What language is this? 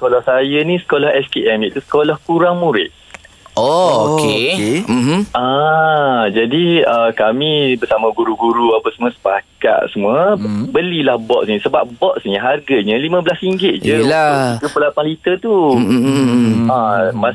Malay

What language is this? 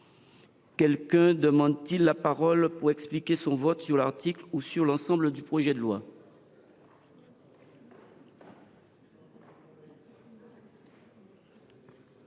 French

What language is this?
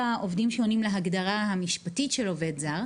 Hebrew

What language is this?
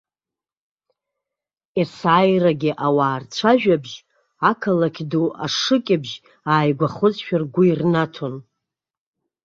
Abkhazian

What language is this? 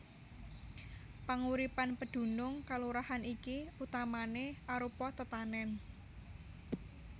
Javanese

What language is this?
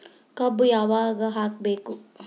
Kannada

